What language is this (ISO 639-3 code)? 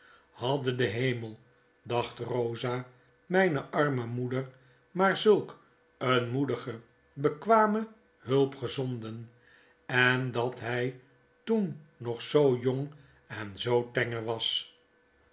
nld